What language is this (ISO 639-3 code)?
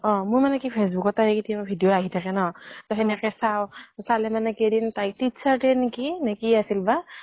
asm